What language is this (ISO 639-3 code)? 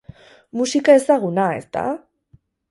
eus